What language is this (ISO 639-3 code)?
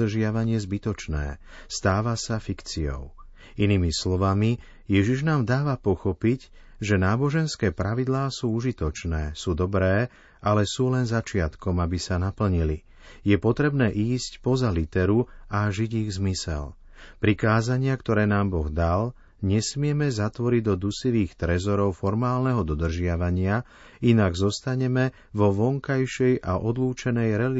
slk